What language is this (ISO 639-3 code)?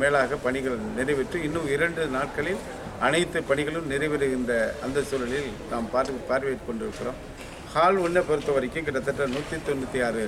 tam